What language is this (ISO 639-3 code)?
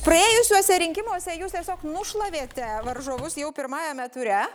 lit